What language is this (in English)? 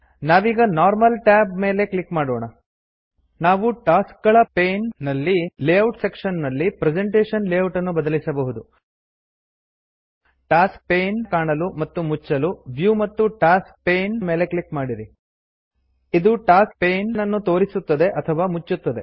Kannada